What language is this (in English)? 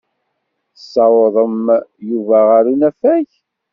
Kabyle